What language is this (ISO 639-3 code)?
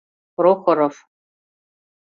chm